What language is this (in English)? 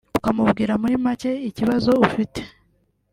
Kinyarwanda